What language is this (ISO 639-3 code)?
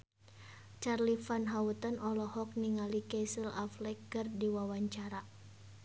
sun